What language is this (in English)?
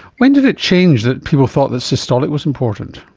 English